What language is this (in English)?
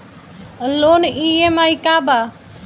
Bhojpuri